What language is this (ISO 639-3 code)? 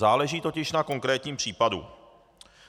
ces